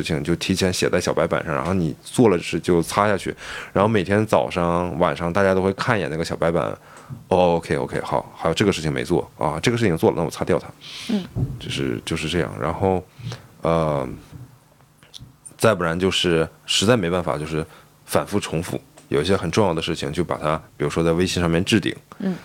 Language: Chinese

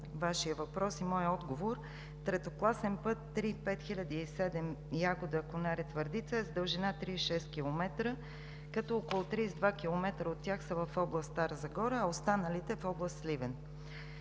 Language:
Bulgarian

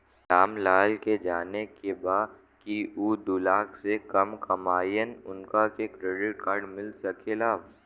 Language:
Bhojpuri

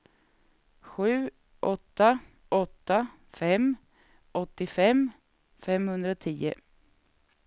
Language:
Swedish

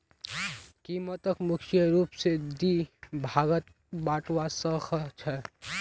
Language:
Magahi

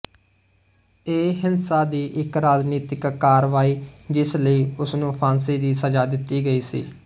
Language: Punjabi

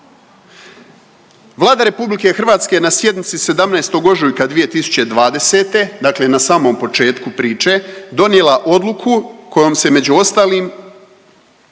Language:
Croatian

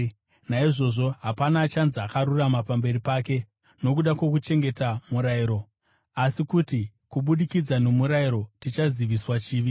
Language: Shona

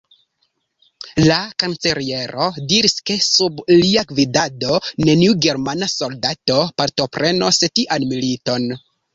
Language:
Esperanto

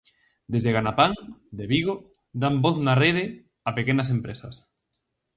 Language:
Galician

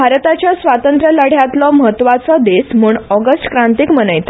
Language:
Konkani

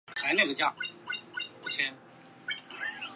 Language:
Chinese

